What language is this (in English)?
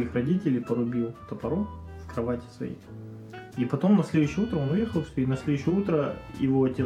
Russian